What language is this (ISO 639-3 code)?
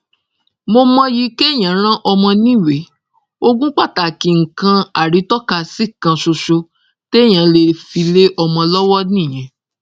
yor